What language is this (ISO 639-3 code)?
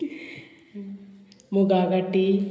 kok